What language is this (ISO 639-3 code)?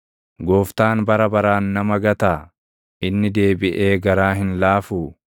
orm